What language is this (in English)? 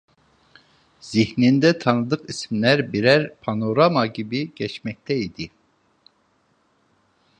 Turkish